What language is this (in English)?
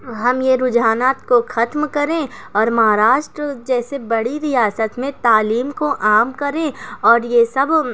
Urdu